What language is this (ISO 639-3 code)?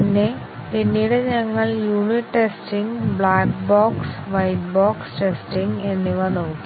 mal